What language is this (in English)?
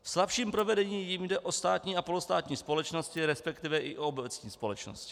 Czech